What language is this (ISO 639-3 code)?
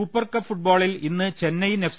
mal